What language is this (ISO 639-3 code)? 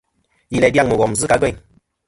bkm